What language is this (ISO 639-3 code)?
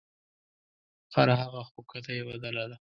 pus